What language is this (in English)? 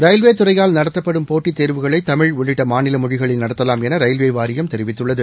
Tamil